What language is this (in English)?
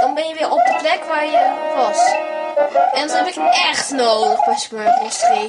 Dutch